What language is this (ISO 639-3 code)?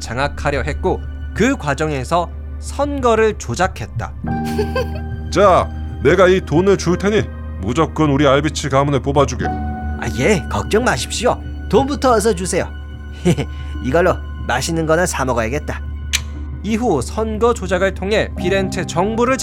kor